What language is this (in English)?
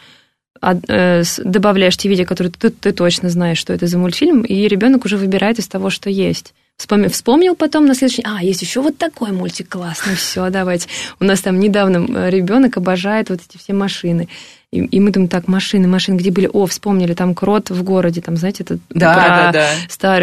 Russian